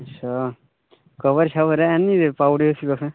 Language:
Dogri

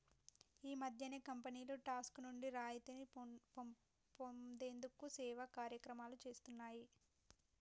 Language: Telugu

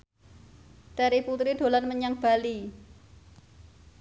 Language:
Javanese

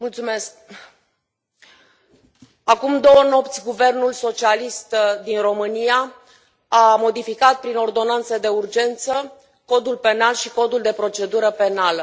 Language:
Romanian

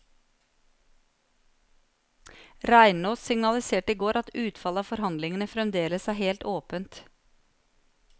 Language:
Norwegian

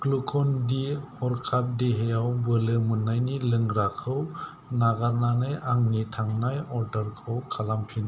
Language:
Bodo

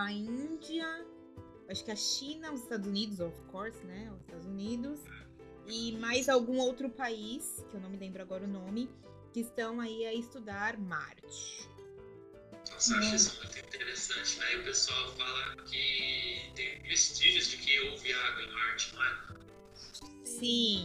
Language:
Portuguese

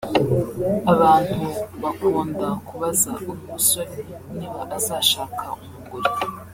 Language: Kinyarwanda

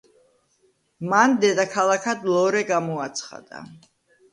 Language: Georgian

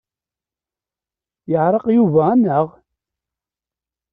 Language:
Kabyle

